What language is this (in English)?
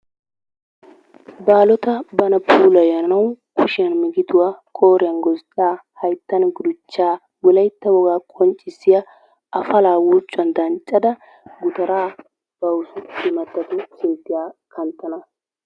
Wolaytta